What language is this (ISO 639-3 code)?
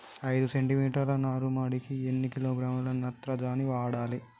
tel